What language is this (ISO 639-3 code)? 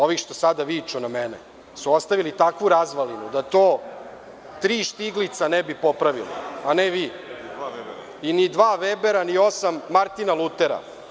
srp